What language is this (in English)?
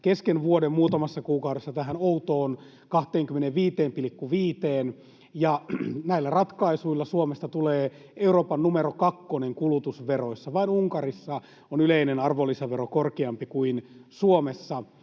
Finnish